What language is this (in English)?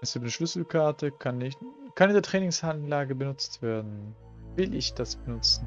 German